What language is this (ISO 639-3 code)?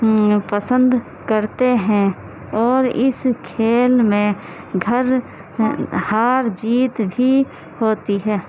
urd